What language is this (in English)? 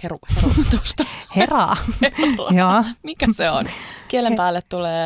Finnish